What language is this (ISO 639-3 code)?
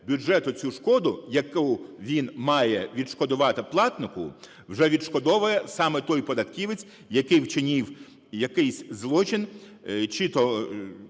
ukr